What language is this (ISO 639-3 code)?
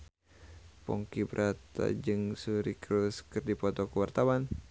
sun